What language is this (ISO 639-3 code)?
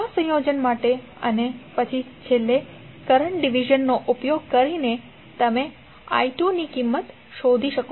guj